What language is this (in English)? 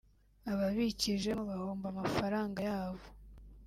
Kinyarwanda